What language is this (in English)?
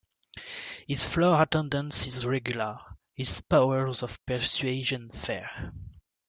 English